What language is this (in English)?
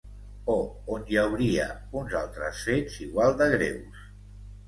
Catalan